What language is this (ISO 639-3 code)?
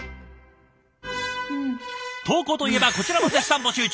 jpn